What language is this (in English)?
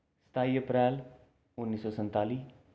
Dogri